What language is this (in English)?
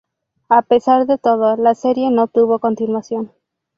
Spanish